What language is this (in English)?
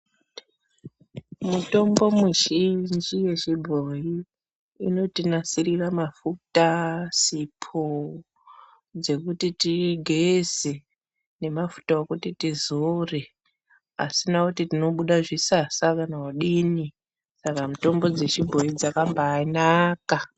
Ndau